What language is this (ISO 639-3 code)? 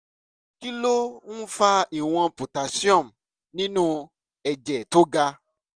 yor